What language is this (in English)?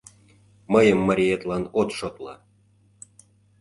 Mari